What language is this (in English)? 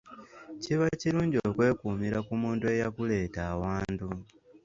Ganda